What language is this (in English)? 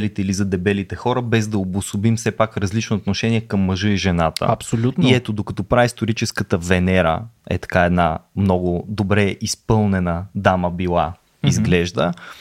Bulgarian